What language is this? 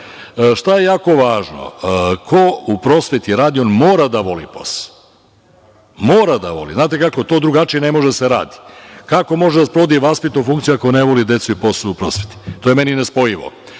Serbian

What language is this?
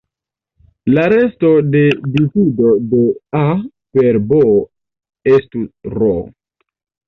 Esperanto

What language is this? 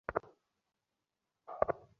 Bangla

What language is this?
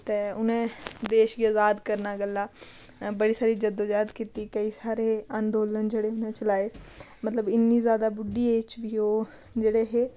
Dogri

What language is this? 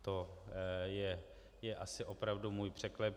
Czech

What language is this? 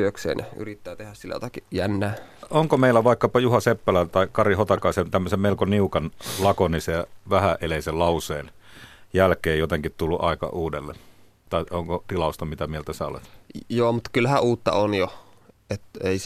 Finnish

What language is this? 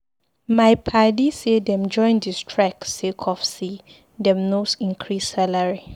Nigerian Pidgin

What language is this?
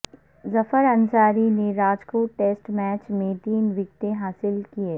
Urdu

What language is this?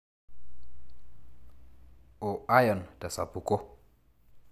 Masai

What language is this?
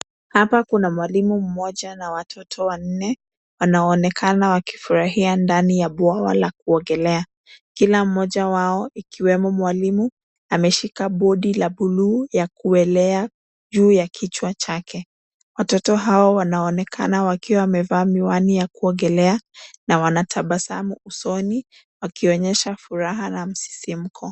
Swahili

